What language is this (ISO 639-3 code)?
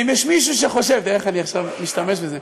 heb